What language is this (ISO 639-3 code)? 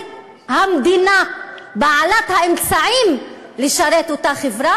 heb